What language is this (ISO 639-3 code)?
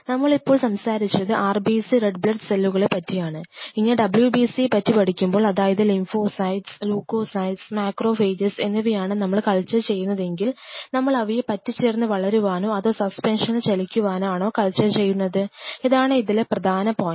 mal